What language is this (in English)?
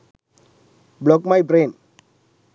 Sinhala